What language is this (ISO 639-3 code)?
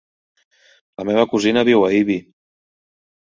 cat